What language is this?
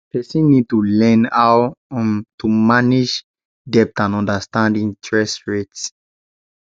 Nigerian Pidgin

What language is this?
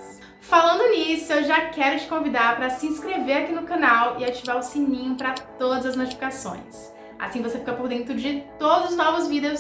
Portuguese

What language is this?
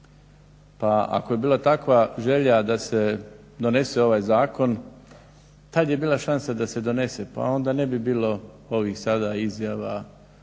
Croatian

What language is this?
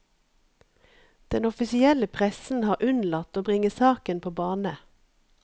Norwegian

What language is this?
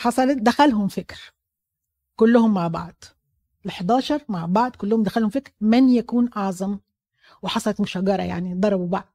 Arabic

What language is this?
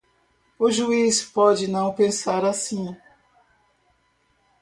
Portuguese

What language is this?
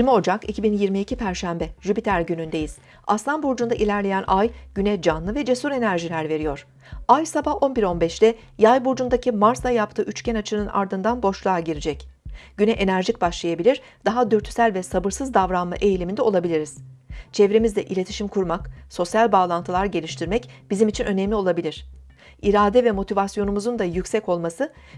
Turkish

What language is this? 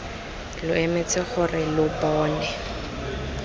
Tswana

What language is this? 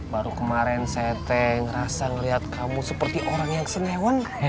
Indonesian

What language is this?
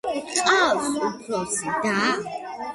Georgian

